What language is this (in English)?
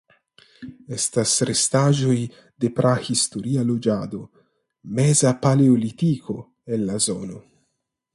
Esperanto